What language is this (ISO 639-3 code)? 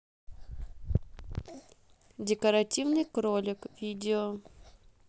rus